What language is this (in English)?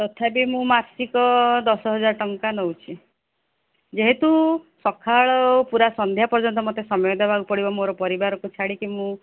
Odia